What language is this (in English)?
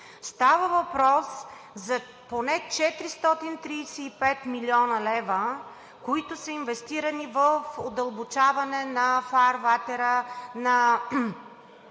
Bulgarian